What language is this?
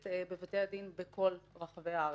Hebrew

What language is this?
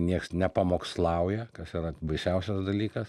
Lithuanian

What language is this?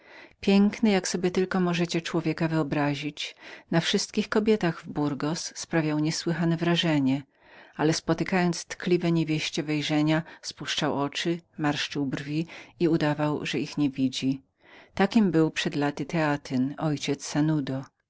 Polish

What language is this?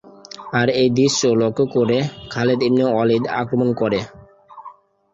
Bangla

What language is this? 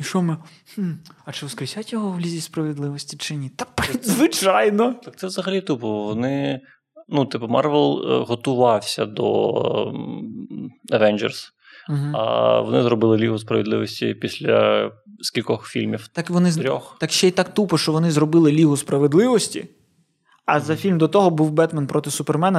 Ukrainian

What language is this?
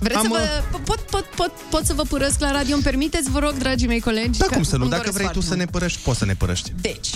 Romanian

